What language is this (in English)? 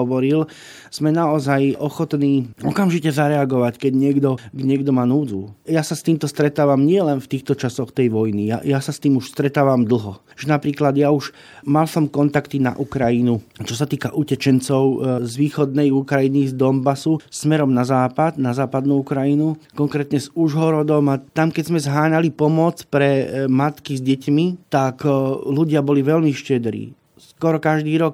Slovak